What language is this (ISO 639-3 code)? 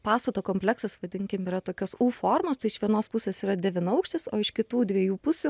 lit